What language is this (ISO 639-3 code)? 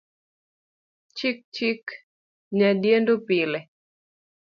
luo